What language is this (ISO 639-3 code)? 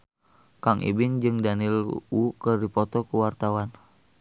sun